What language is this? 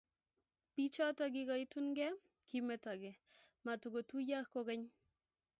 Kalenjin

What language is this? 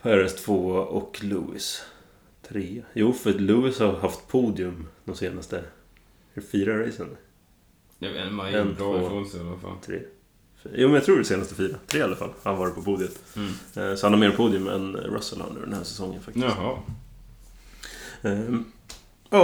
Swedish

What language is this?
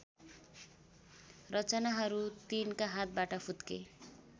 Nepali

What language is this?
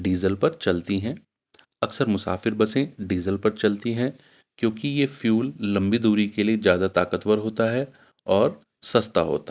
Urdu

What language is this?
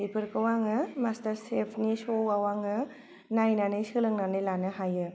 Bodo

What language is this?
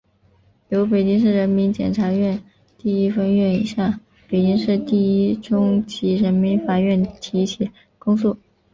Chinese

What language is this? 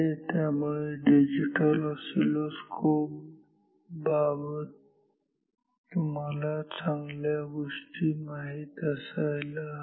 Marathi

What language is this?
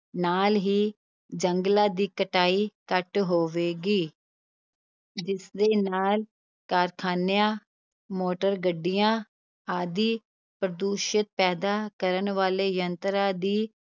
Punjabi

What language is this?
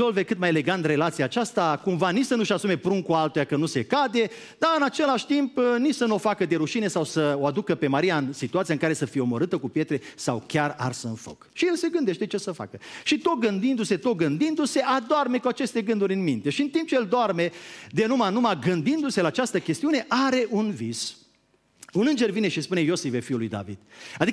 Romanian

